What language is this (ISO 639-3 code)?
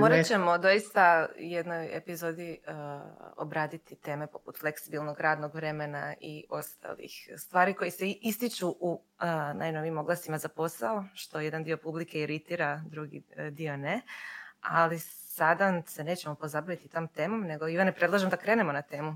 hrv